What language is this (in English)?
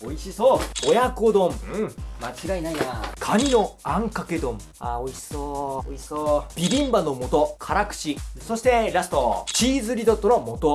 Japanese